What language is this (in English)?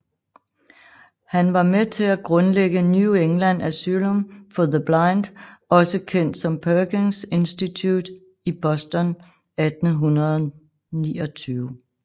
Danish